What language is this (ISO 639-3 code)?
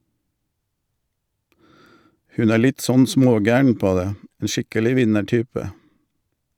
nor